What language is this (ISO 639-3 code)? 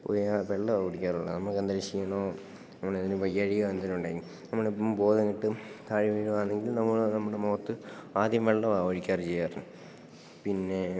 mal